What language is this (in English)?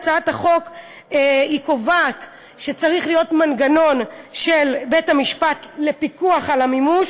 Hebrew